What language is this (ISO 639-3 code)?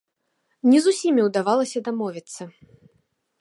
bel